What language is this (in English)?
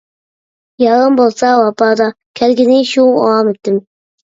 Uyghur